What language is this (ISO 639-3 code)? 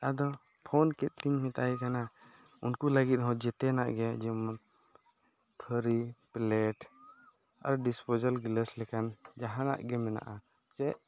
sat